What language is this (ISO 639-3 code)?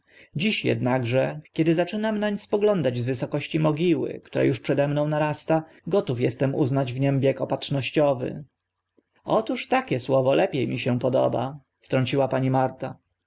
pol